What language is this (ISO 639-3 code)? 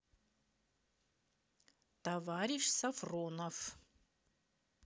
rus